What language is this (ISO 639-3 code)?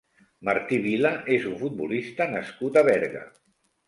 cat